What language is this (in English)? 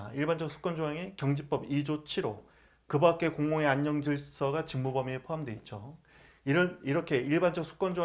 Korean